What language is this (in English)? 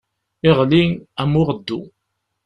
Kabyle